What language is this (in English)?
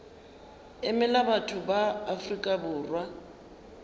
Northern Sotho